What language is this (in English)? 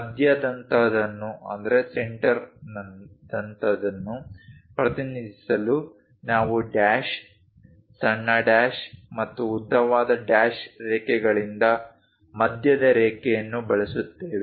Kannada